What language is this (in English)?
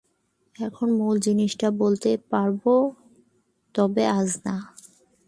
Bangla